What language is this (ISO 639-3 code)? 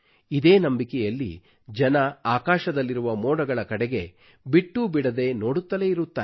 kan